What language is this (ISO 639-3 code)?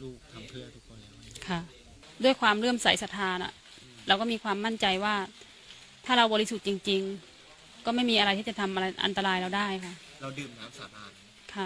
tha